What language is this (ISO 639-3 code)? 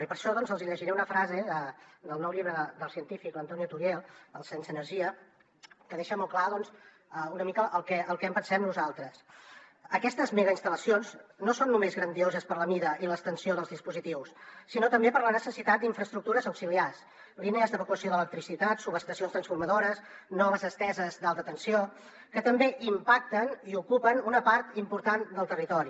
cat